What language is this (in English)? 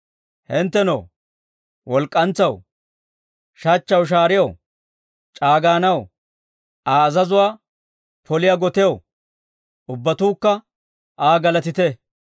Dawro